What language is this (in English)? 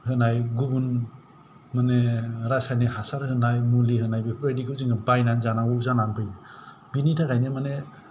Bodo